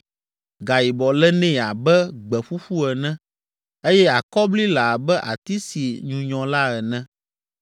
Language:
Ewe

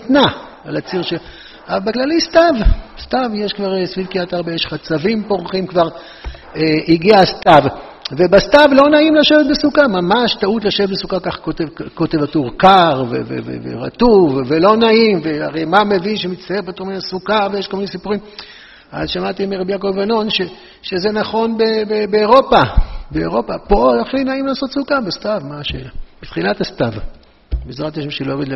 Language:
Hebrew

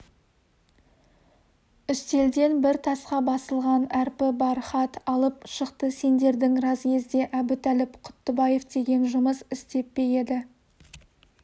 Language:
Kazakh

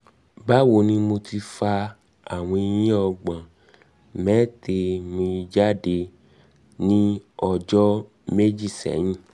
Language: Yoruba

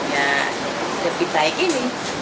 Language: Indonesian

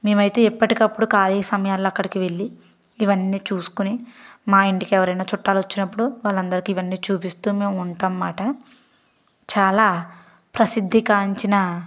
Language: Telugu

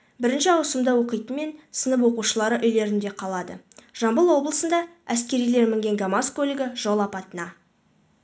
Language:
Kazakh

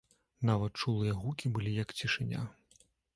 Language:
Belarusian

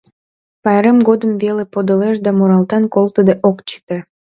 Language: Mari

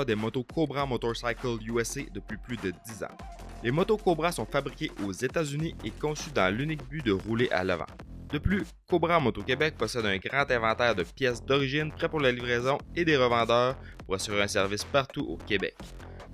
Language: French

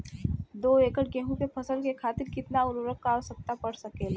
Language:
Bhojpuri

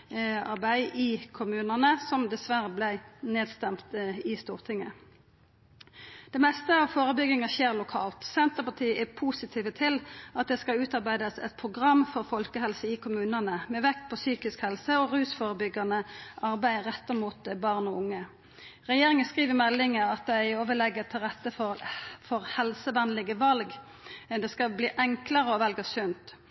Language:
Norwegian Nynorsk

